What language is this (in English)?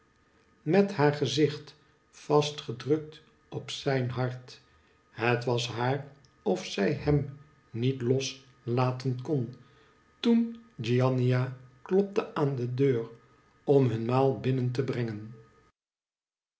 Dutch